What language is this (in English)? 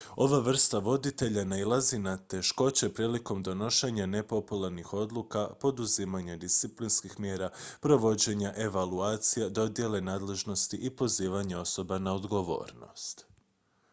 Croatian